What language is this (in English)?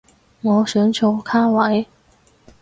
Cantonese